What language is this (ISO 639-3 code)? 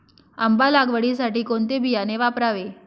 mar